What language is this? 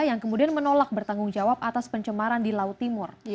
Indonesian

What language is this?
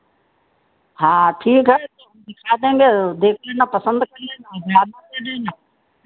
Hindi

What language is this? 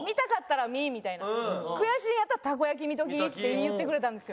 Japanese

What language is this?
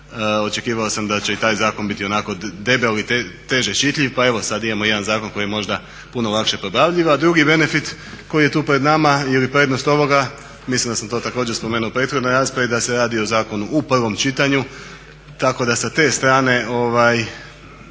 Croatian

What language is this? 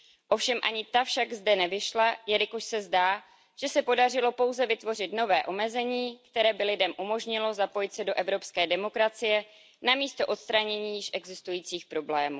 Czech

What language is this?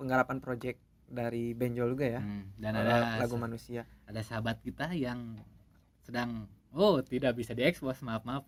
Indonesian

